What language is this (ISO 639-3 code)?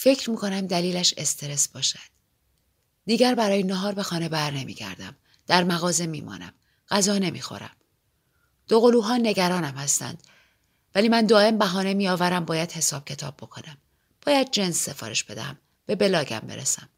fas